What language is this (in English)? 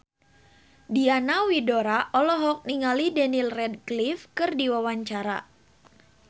Sundanese